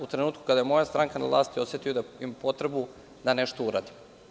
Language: Serbian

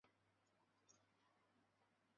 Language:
Chinese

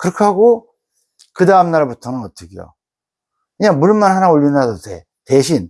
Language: Korean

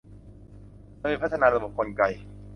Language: Thai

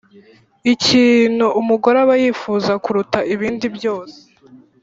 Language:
Kinyarwanda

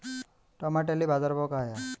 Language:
Marathi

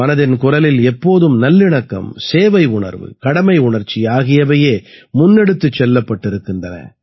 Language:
Tamil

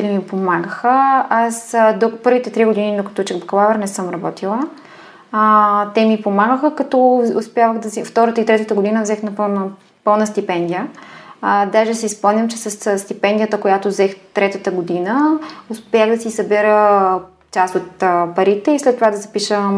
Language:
Bulgarian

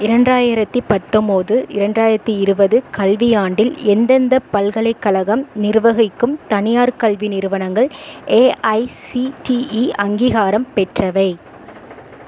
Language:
Tamil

